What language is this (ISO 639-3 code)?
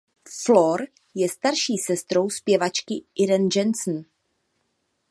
ces